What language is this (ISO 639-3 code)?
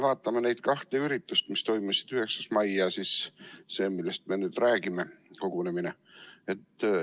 est